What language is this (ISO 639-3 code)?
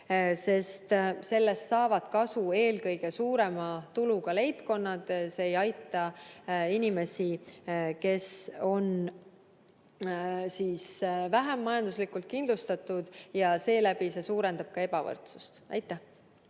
est